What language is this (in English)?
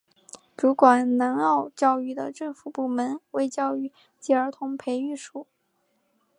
Chinese